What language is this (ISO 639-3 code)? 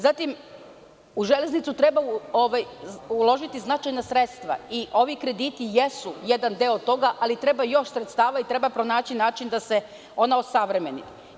srp